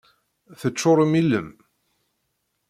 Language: Kabyle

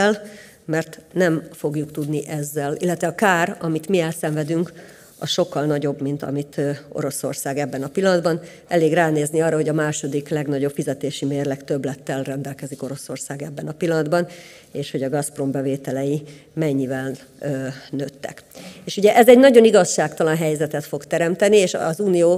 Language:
Hungarian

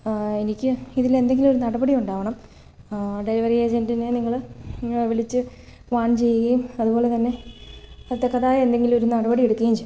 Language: Malayalam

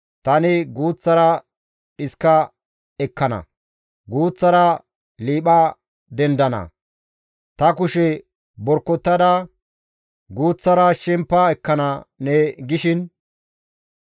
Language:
Gamo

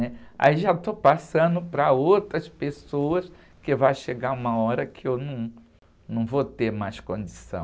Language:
Portuguese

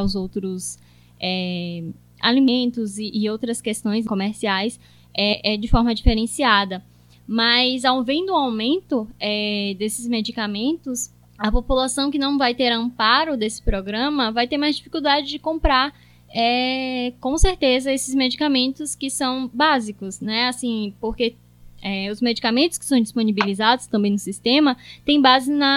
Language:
Portuguese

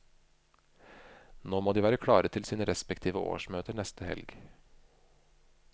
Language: Norwegian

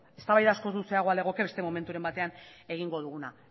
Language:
Basque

